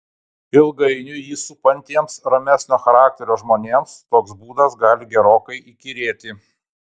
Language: Lithuanian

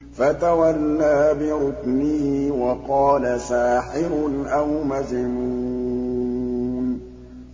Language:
Arabic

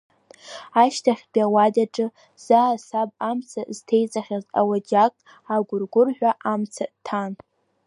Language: Abkhazian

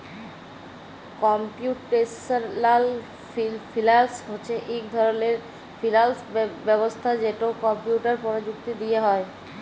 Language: Bangla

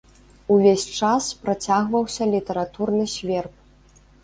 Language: Belarusian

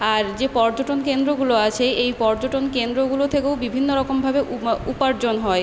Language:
Bangla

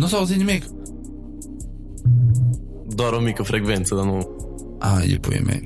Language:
Romanian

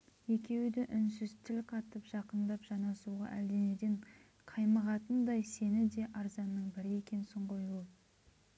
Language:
Kazakh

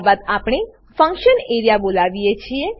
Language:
Gujarati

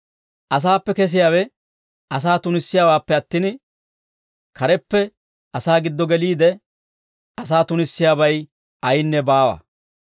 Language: Dawro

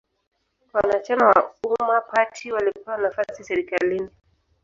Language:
Swahili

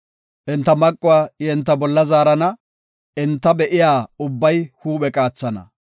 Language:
Gofa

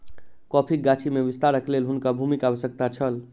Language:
Maithili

